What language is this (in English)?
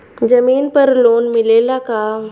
Bhojpuri